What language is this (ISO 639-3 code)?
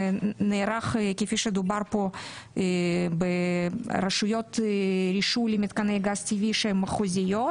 heb